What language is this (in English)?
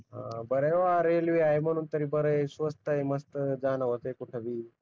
Marathi